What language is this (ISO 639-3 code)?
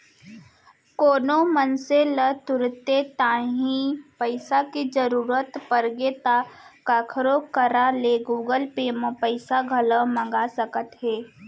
hne